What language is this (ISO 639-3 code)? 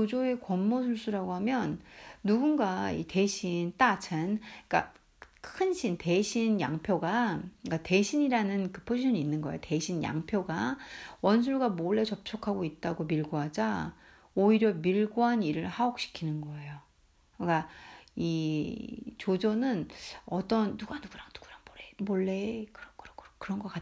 kor